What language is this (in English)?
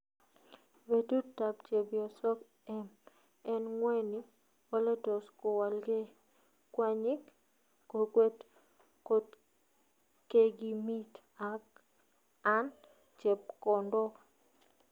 Kalenjin